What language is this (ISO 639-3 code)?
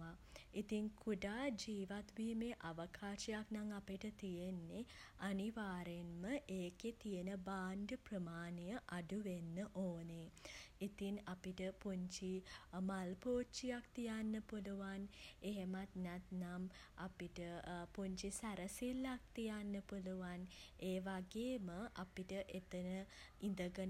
sin